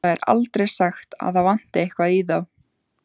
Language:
Icelandic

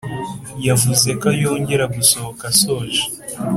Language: Kinyarwanda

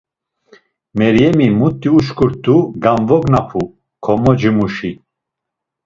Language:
Laz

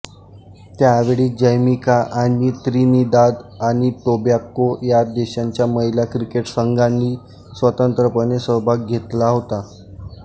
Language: Marathi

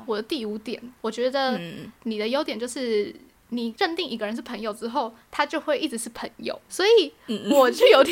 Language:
Chinese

